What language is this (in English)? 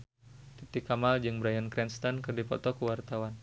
Sundanese